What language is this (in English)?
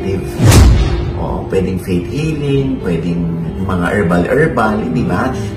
Filipino